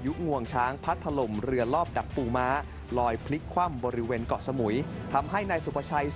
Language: Thai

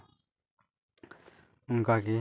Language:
Santali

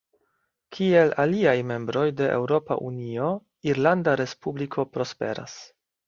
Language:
Esperanto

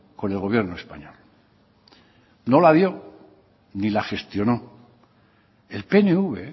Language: Spanish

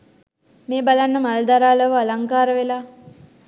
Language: Sinhala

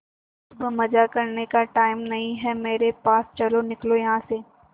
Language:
Hindi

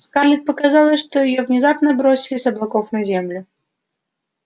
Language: Russian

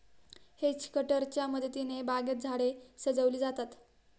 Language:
Marathi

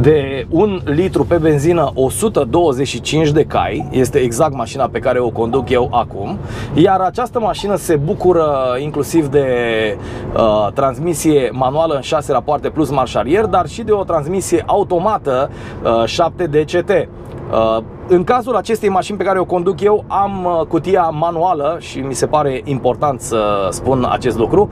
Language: Romanian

